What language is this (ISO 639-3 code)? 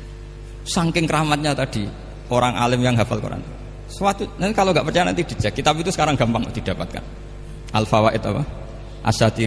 ind